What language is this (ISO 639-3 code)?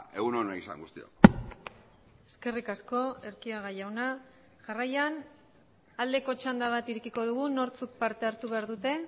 eus